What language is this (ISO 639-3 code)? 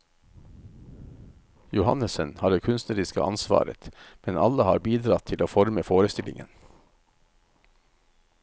nor